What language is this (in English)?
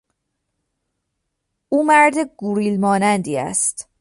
Persian